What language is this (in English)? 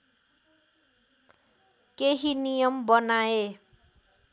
Nepali